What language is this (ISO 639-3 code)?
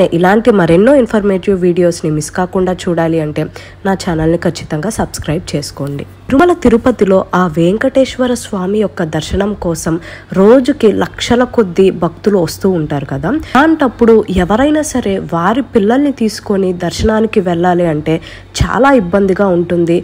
tel